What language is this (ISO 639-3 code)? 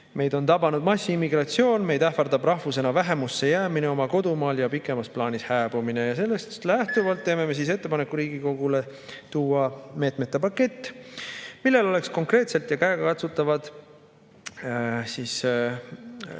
est